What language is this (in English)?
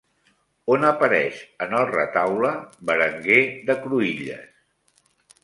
Catalan